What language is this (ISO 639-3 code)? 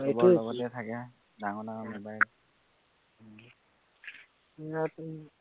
asm